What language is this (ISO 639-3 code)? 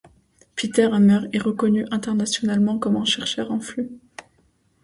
fra